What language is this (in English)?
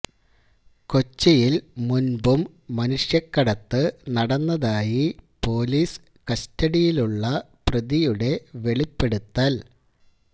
Malayalam